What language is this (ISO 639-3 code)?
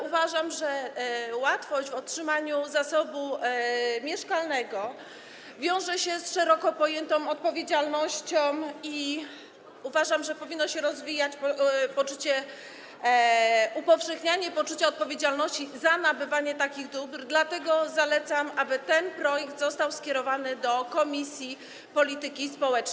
pol